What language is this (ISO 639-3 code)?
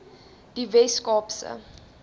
afr